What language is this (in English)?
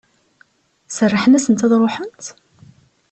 Kabyle